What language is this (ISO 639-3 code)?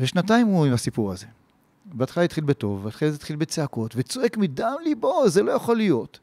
heb